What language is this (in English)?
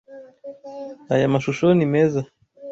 Kinyarwanda